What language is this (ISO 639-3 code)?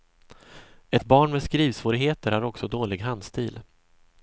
swe